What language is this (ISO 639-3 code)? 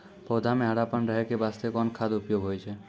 mai